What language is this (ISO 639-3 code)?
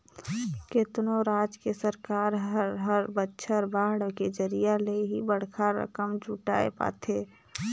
hne